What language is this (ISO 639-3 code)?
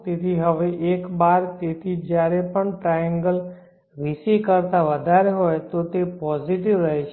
guj